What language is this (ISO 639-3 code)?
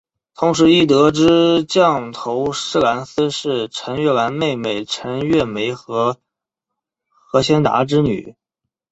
zho